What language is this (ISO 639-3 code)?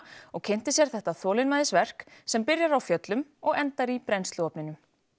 isl